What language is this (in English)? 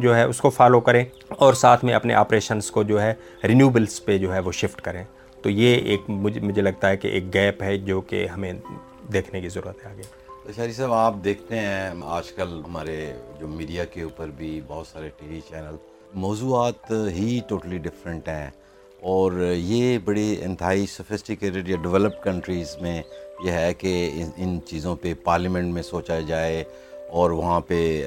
Urdu